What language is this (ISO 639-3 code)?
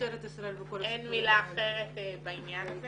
heb